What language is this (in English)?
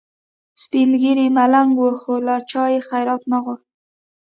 Pashto